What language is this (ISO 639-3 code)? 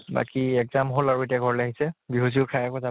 asm